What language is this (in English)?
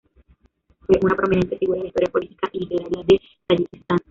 Spanish